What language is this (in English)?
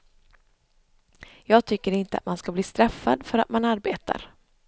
Swedish